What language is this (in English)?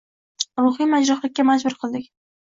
Uzbek